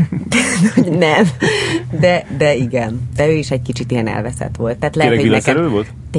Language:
Hungarian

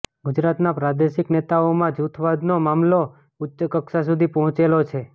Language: Gujarati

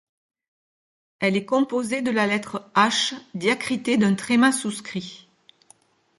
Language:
French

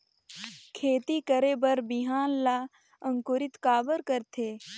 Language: Chhattisgarhi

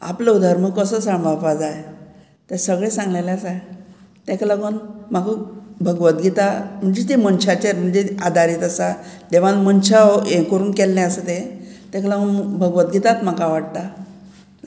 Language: Konkani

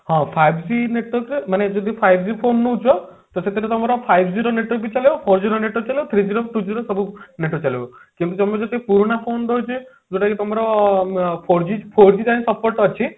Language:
Odia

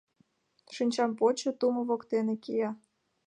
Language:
Mari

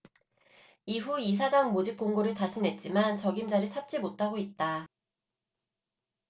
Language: Korean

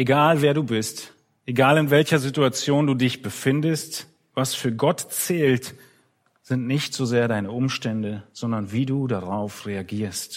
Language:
German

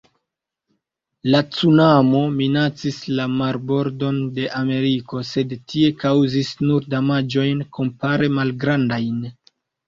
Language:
Esperanto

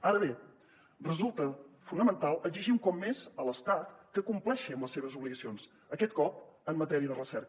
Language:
Catalan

